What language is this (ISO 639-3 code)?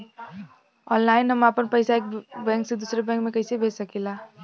bho